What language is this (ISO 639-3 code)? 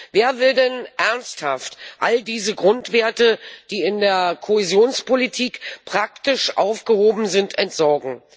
deu